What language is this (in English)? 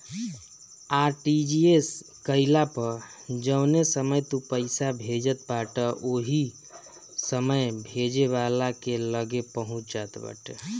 Bhojpuri